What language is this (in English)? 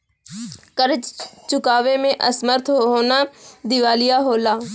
Bhojpuri